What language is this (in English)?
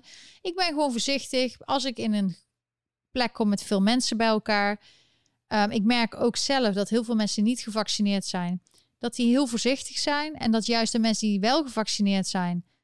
Dutch